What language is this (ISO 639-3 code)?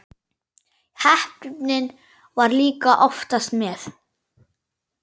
isl